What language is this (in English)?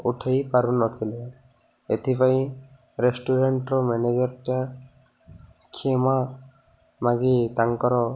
Odia